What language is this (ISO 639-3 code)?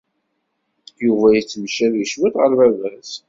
kab